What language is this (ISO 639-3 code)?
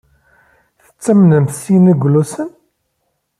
kab